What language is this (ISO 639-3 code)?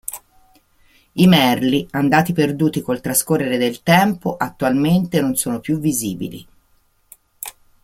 ita